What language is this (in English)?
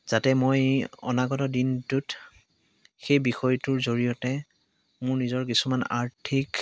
Assamese